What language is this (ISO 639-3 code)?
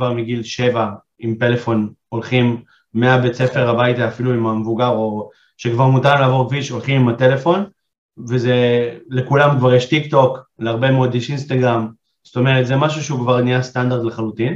heb